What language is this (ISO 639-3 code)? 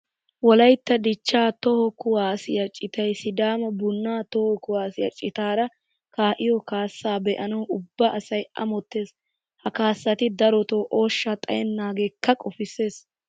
wal